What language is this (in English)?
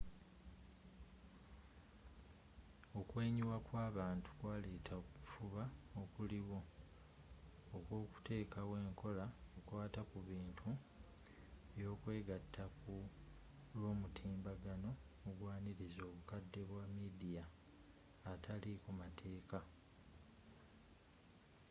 Ganda